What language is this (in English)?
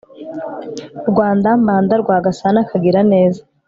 Kinyarwanda